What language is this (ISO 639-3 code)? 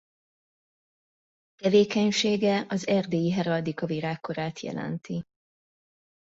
hun